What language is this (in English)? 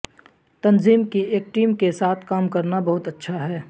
Urdu